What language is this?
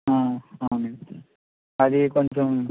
Telugu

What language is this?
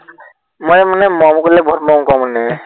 Assamese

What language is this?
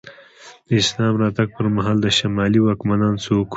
Pashto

